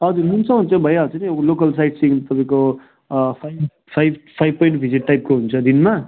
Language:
Nepali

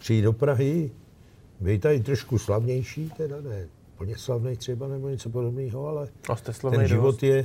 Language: Czech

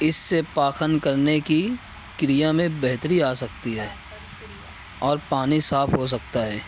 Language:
Urdu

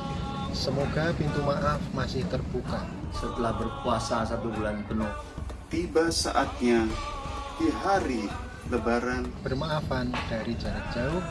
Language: Indonesian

